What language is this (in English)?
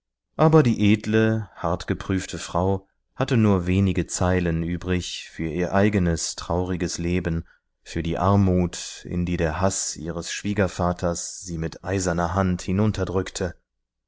German